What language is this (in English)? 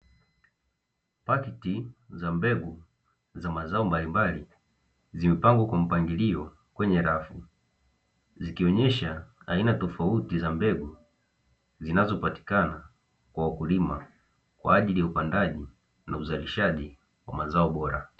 Swahili